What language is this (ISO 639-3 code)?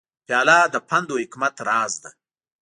pus